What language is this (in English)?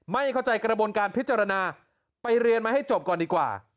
Thai